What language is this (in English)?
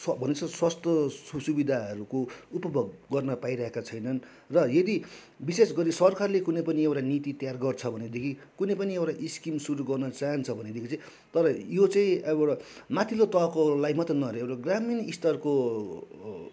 Nepali